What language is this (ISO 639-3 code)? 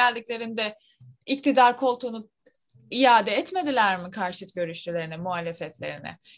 tur